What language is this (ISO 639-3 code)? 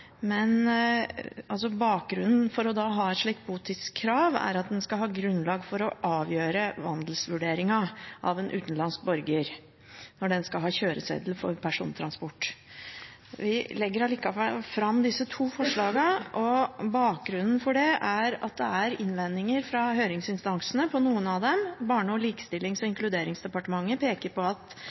nob